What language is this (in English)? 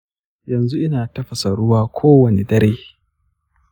Hausa